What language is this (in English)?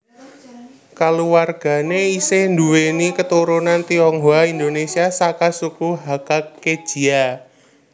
Javanese